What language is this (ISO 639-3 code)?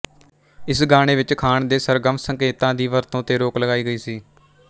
pan